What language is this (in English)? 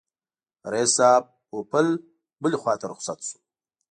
Pashto